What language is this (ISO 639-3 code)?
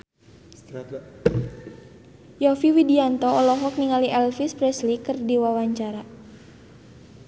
sun